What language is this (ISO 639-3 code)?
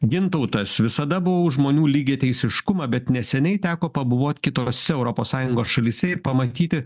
lit